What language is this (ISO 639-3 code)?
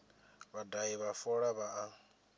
ven